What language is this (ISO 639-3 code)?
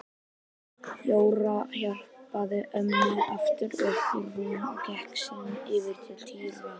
isl